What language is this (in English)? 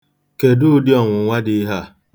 Igbo